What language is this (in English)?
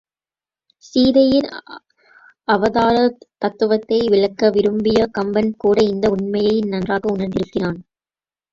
Tamil